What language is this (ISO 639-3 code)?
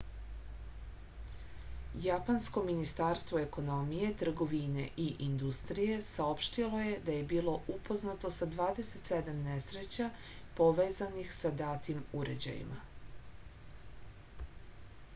srp